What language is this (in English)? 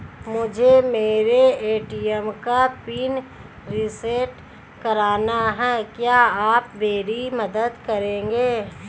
Hindi